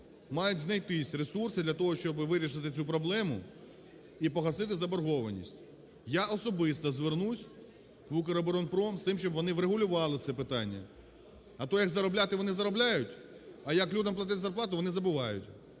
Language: Ukrainian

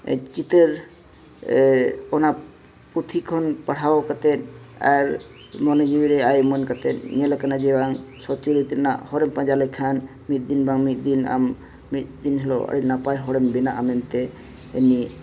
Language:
Santali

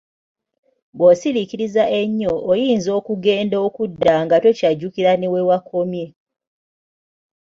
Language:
Ganda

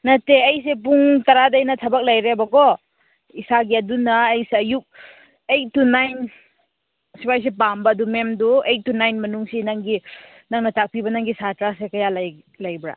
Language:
Manipuri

